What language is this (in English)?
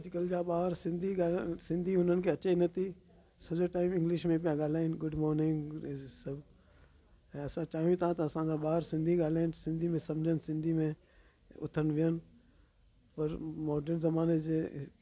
Sindhi